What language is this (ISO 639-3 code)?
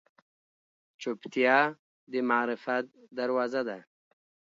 pus